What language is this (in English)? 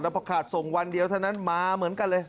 Thai